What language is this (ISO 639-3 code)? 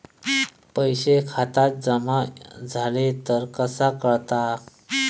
mar